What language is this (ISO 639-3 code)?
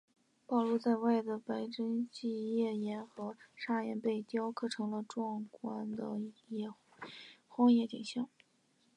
zho